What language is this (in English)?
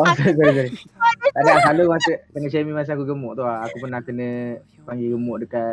Malay